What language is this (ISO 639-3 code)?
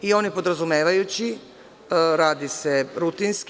srp